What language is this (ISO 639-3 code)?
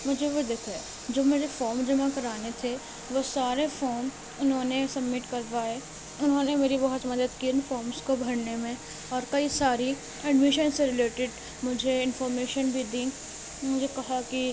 urd